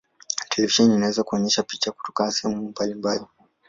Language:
Swahili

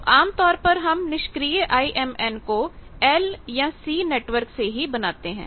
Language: Hindi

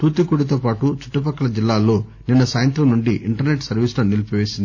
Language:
Telugu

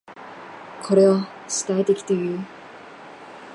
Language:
Japanese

